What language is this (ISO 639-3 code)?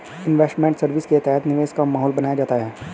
hin